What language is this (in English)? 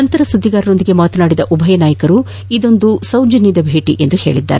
Kannada